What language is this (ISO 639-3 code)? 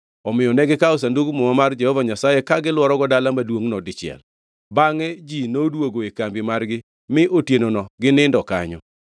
luo